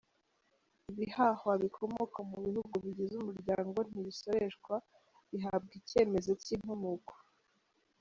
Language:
Kinyarwanda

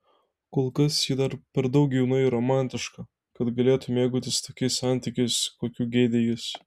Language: Lithuanian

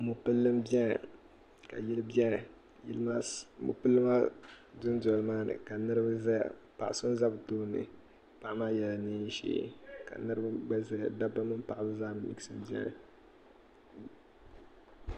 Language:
Dagbani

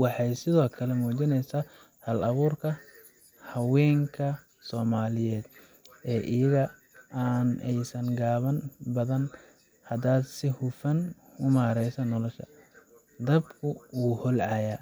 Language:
Somali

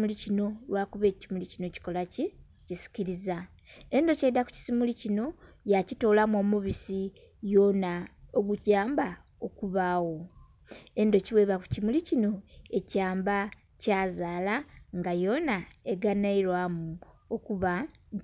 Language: Soga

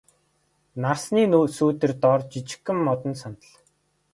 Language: Mongolian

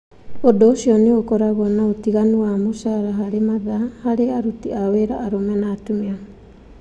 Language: Kikuyu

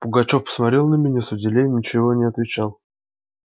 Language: Russian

